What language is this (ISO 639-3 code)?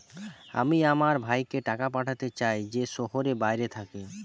ben